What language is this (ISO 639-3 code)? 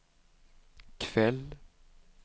swe